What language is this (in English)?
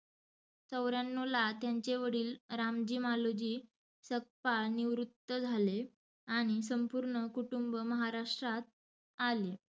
Marathi